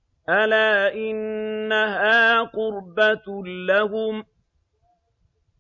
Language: Arabic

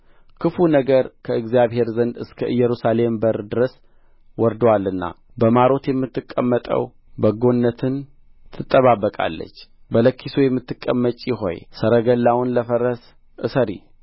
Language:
Amharic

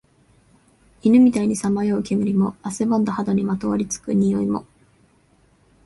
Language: Japanese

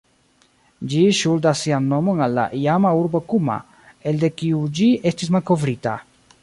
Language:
Esperanto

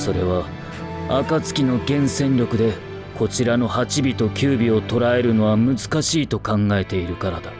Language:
Japanese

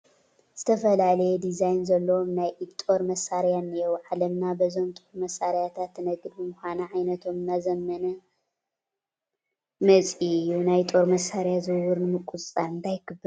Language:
Tigrinya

